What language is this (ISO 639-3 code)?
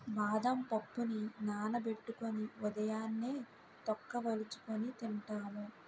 tel